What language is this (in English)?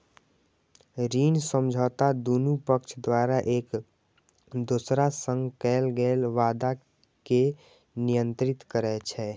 Maithili